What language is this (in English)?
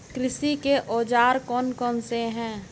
Hindi